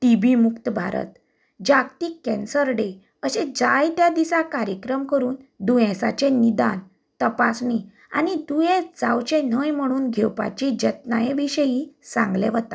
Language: Konkani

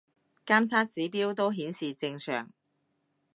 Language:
Cantonese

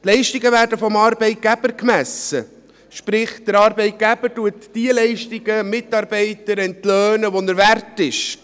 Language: Swiss German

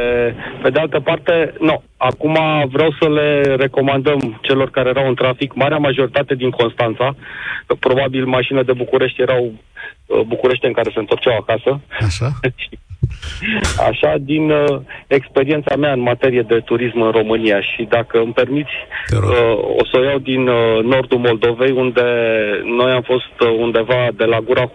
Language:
Romanian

